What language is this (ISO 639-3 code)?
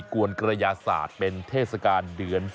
tha